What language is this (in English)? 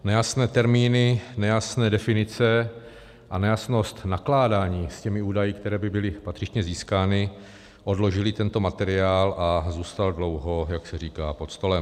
Czech